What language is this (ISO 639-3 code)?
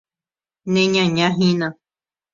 grn